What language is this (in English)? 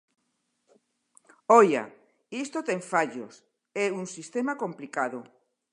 Galician